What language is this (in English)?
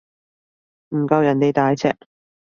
Cantonese